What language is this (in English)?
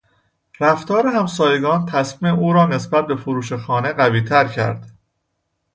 Persian